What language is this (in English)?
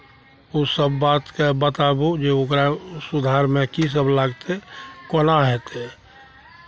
Maithili